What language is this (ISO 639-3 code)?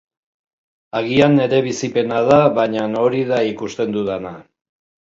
eus